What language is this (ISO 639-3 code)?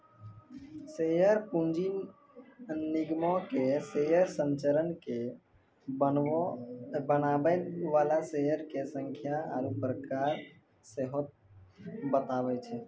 mai